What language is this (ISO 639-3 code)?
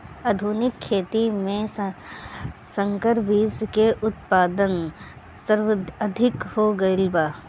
bho